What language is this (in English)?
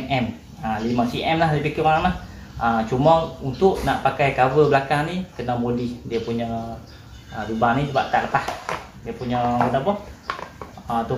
Malay